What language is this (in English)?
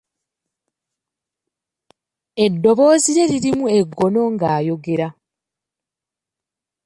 Ganda